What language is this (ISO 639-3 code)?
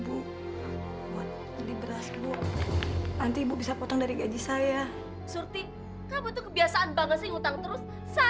ind